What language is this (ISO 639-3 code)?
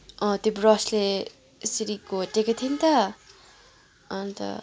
nep